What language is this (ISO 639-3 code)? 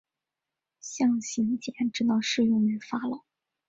zho